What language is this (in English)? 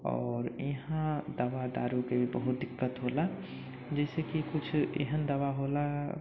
Maithili